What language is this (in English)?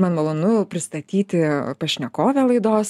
Lithuanian